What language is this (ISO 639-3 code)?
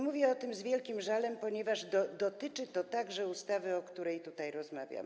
pol